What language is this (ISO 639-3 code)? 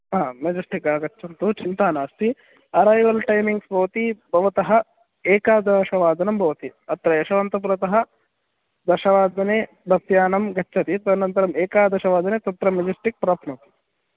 san